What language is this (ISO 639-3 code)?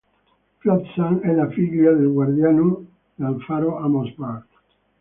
ita